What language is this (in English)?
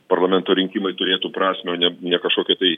Lithuanian